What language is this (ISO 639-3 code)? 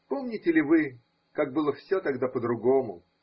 rus